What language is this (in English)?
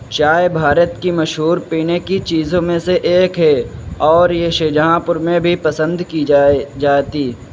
Urdu